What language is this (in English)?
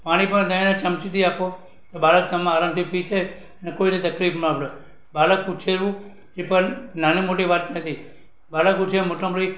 Gujarati